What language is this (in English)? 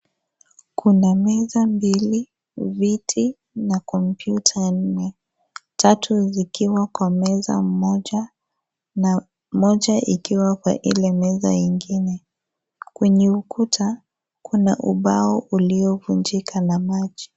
Swahili